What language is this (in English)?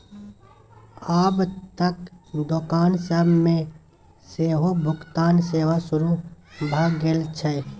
Maithili